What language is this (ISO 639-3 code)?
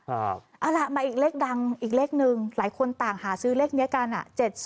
tha